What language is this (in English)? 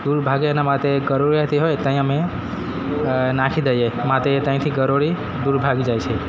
Gujarati